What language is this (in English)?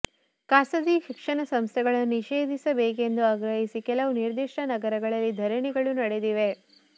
Kannada